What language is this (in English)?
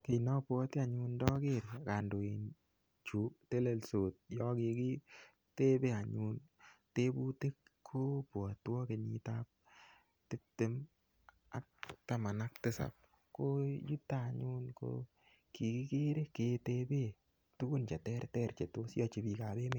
Kalenjin